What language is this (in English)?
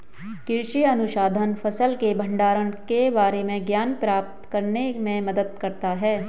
Hindi